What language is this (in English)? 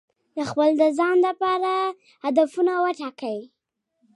Pashto